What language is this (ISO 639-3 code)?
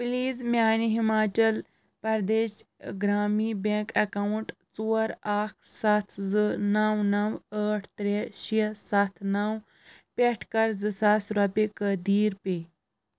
kas